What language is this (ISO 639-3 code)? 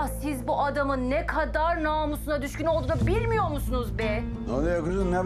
tur